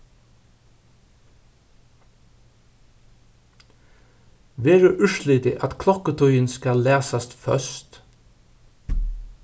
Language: Faroese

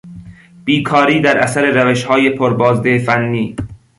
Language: Persian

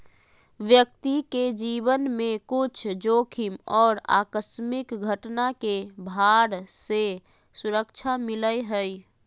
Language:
Magahi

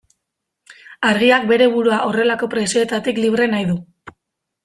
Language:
Basque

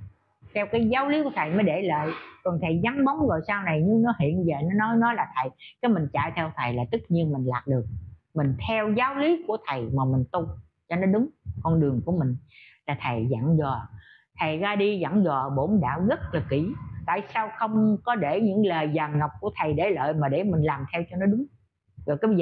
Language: Vietnamese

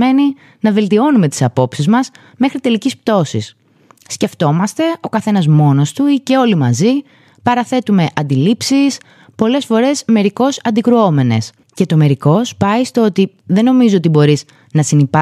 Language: Greek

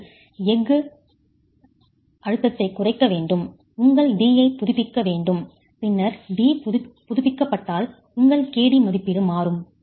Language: Tamil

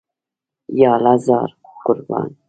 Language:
Pashto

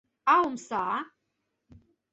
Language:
Mari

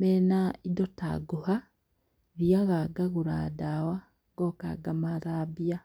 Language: Kikuyu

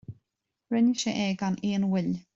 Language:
Irish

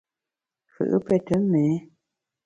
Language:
Bamun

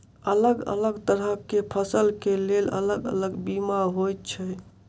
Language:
Maithili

